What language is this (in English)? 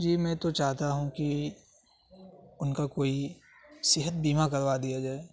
Urdu